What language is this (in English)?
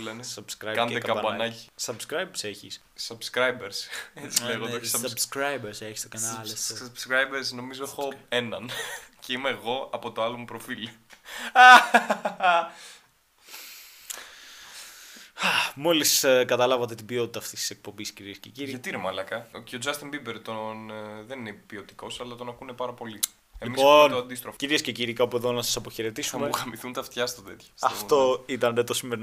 Greek